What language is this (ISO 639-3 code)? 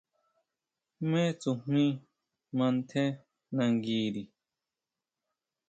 mau